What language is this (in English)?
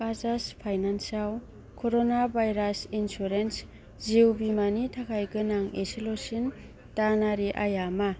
Bodo